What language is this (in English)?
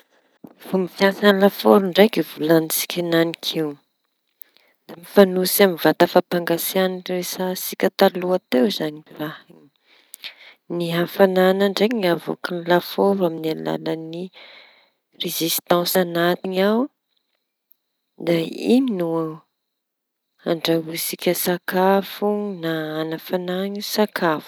Tanosy Malagasy